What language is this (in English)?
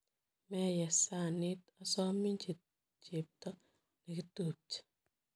Kalenjin